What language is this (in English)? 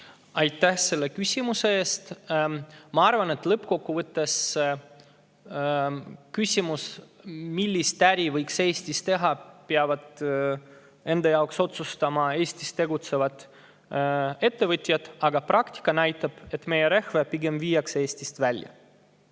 Estonian